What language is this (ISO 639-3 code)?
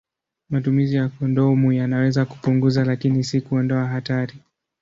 swa